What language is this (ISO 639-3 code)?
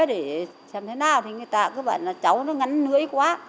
vie